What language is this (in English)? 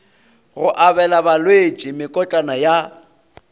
Northern Sotho